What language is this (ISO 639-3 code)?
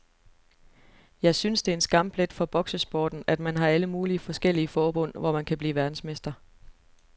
dan